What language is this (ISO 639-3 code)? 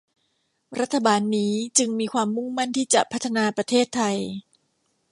tha